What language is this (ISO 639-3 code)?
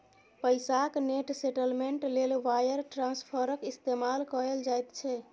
mai